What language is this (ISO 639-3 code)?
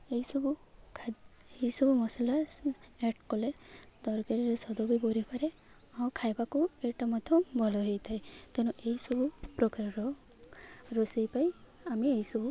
ori